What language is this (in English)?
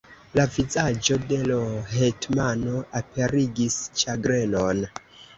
Esperanto